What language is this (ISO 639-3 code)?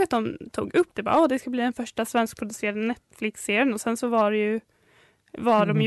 swe